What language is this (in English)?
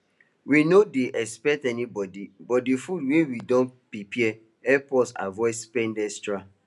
Nigerian Pidgin